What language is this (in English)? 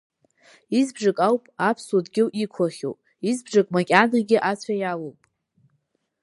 Abkhazian